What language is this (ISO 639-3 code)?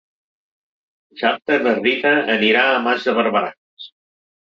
cat